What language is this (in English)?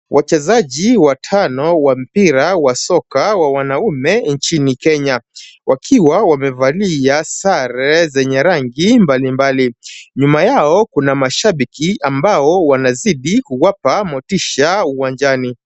Swahili